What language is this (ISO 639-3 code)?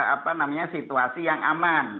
ind